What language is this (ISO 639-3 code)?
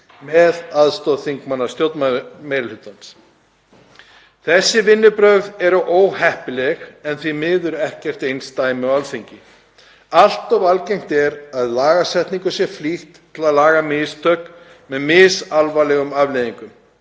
isl